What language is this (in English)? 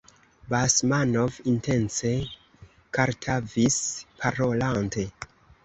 Esperanto